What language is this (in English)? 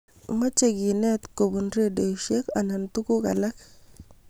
Kalenjin